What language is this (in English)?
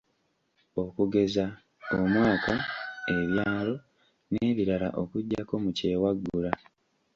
Ganda